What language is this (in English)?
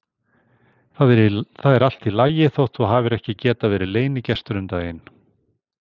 Icelandic